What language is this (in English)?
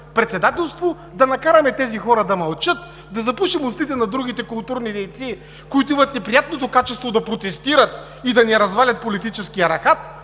Bulgarian